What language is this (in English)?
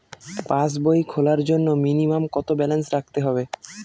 Bangla